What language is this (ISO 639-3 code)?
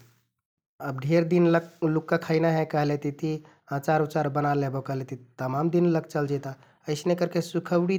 tkt